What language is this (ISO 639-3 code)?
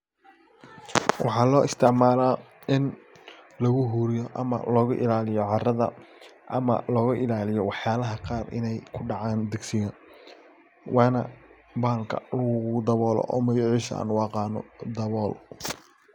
som